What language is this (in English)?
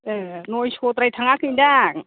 Bodo